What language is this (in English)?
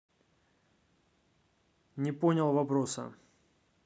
Russian